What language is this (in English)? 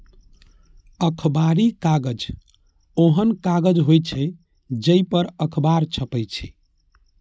Maithili